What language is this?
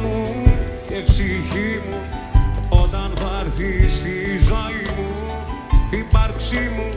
Greek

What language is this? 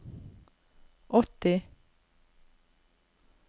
Norwegian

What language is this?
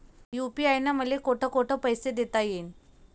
Marathi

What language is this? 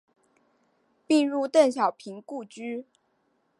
Chinese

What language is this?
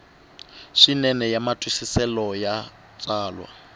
Tsonga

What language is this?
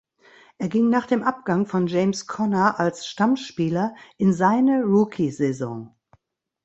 German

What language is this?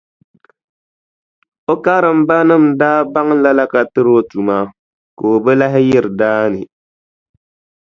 Dagbani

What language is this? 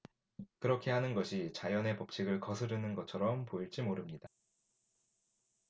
Korean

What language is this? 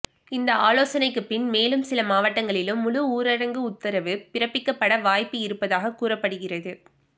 Tamil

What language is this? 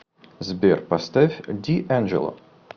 Russian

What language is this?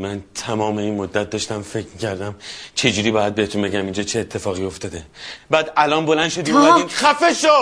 Persian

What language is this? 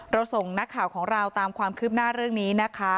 Thai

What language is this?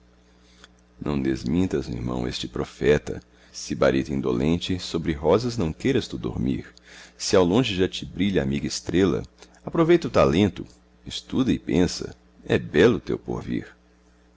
Portuguese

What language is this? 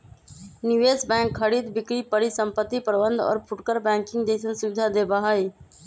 Magahi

